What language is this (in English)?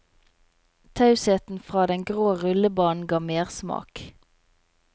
Norwegian